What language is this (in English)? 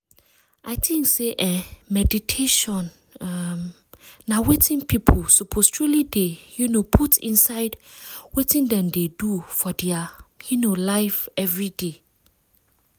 Nigerian Pidgin